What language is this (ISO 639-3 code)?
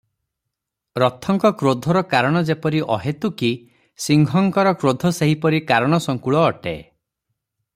ori